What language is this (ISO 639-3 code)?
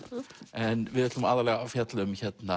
isl